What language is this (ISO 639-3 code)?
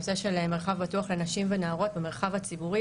heb